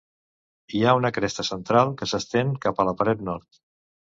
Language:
Catalan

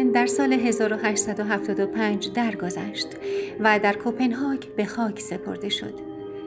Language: Persian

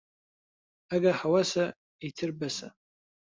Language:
Central Kurdish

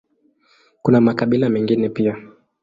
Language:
Swahili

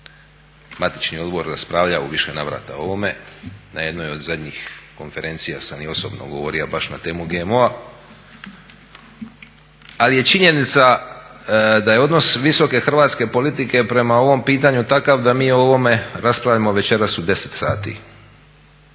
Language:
Croatian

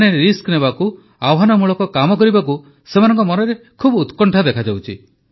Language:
Odia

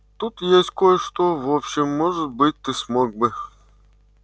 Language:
Russian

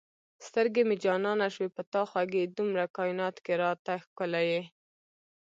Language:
Pashto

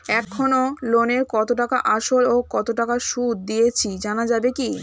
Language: Bangla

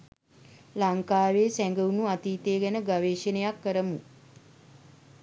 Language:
Sinhala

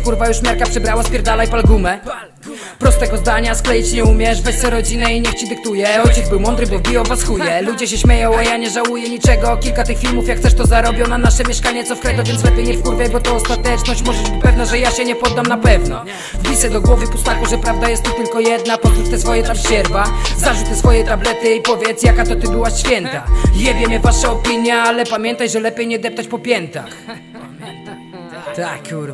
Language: Polish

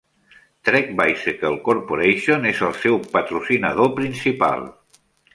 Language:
Catalan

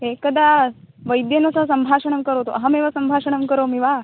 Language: Sanskrit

